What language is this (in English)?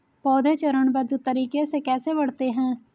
Hindi